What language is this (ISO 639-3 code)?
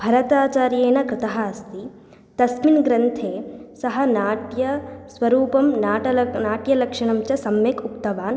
san